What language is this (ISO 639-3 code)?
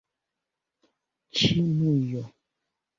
epo